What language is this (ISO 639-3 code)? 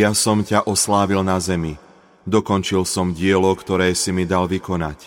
slk